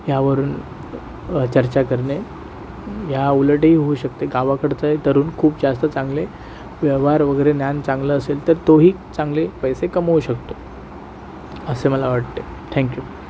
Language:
Marathi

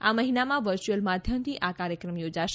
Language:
Gujarati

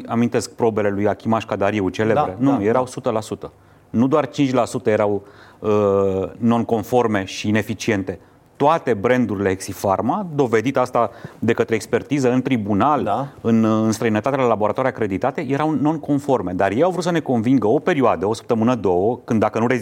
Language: Romanian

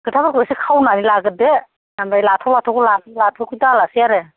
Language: Bodo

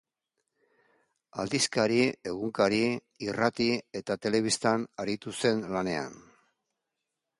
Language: Basque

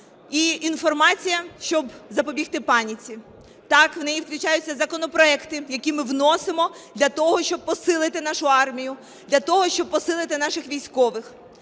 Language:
Ukrainian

